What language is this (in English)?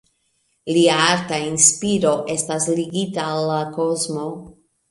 Esperanto